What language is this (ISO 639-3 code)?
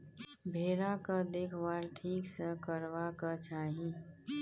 mai